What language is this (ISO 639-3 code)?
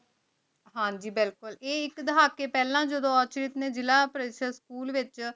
pan